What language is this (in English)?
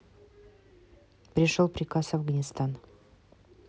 Russian